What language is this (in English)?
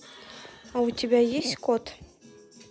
Russian